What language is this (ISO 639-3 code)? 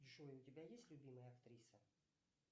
rus